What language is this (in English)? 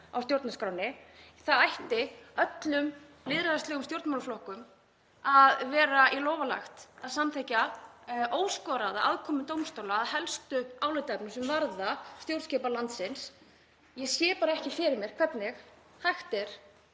Icelandic